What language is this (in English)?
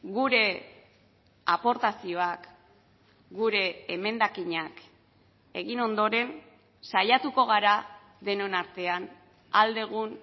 Basque